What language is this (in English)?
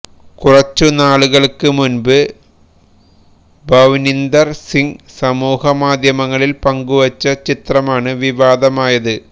Malayalam